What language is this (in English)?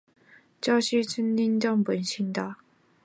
Chinese